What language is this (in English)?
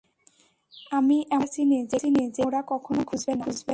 Bangla